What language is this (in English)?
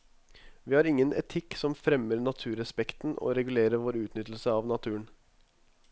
Norwegian